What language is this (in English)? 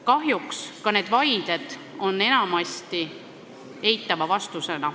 Estonian